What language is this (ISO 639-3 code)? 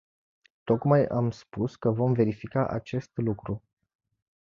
ron